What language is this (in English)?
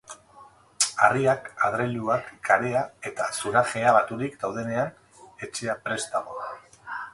Basque